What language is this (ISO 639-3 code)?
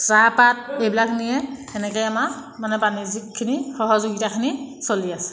asm